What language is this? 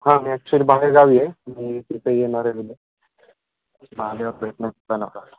Marathi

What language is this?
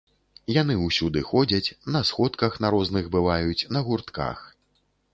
Belarusian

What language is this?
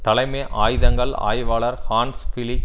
Tamil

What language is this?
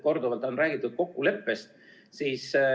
Estonian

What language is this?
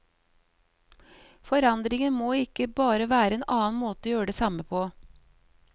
Norwegian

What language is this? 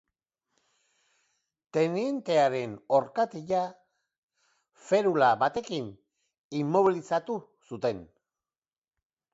Basque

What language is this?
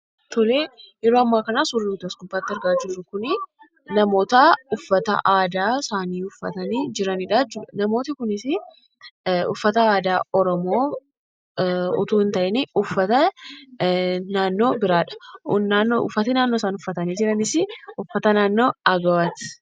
Oromo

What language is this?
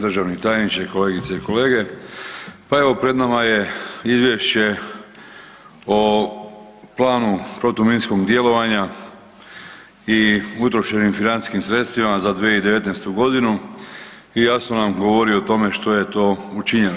Croatian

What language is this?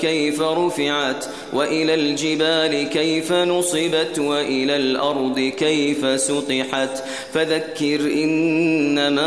Arabic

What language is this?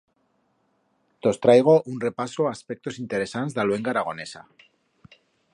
Aragonese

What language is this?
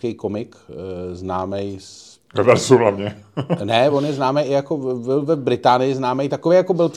Czech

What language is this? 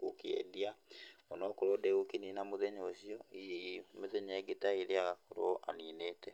Kikuyu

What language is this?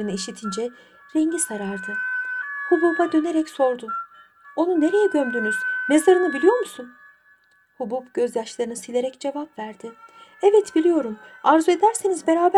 Turkish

